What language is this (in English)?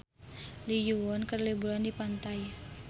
Sundanese